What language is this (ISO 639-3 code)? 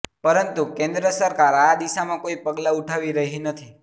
guj